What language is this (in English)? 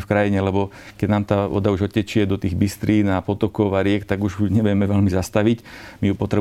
Slovak